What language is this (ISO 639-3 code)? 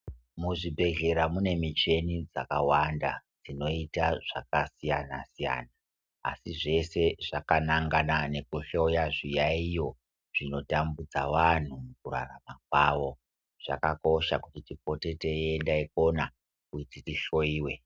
ndc